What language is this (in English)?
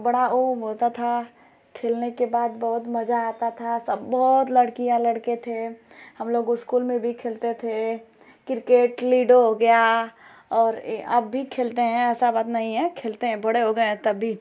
Hindi